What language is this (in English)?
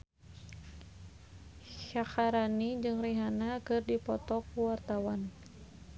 Sundanese